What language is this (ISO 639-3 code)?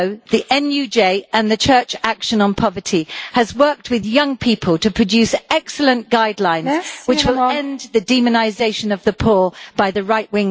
eng